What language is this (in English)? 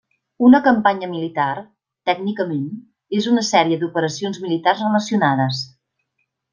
Catalan